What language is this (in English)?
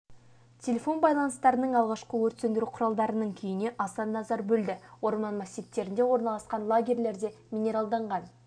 Kazakh